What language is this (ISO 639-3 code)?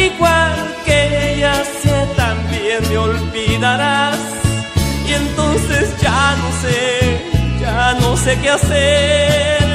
spa